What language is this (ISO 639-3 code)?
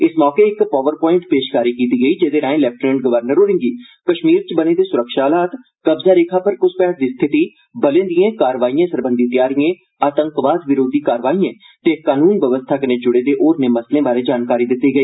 doi